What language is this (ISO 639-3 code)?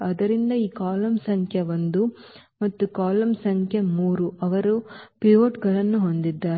kan